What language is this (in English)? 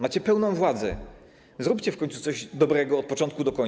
Polish